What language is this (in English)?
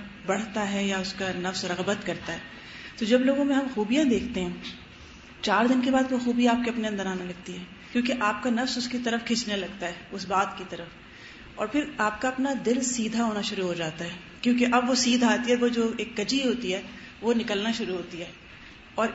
Urdu